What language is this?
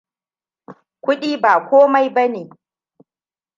Hausa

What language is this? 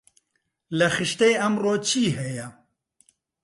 Central Kurdish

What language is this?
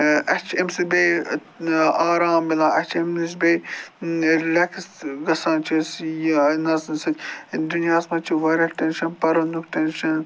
Kashmiri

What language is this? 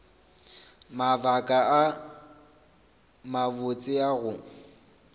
Northern Sotho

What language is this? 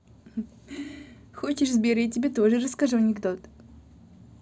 Russian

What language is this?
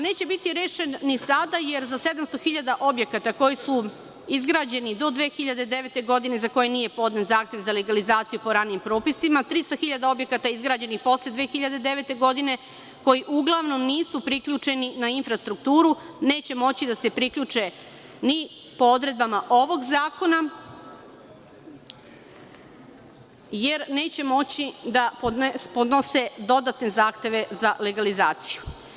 Serbian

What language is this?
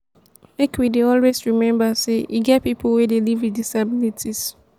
Nigerian Pidgin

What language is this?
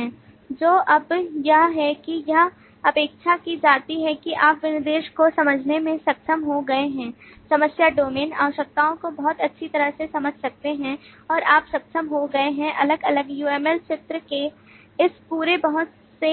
Hindi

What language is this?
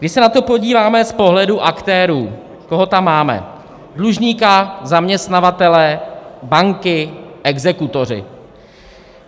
Czech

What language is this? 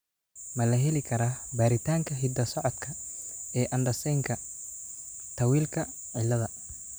Somali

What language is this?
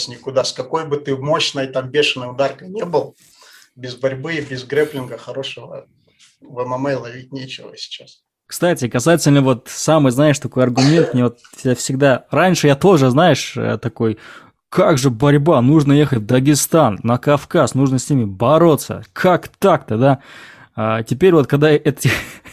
Russian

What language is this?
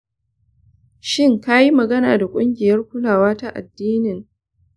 Hausa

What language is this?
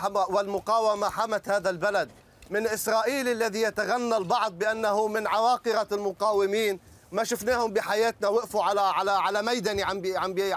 Arabic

